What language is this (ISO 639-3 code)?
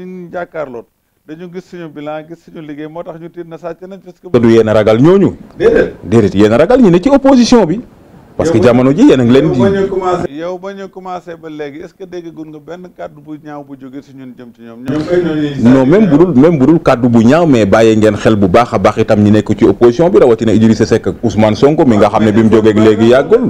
nld